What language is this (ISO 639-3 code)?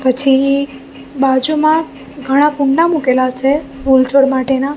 guj